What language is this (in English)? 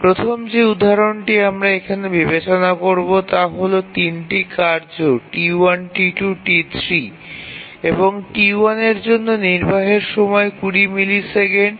Bangla